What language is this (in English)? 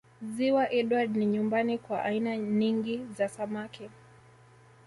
Swahili